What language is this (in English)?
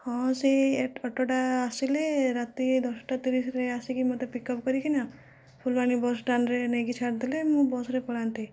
Odia